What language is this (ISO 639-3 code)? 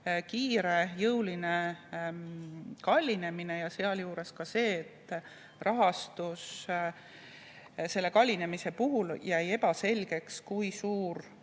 est